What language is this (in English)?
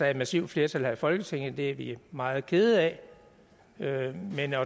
Danish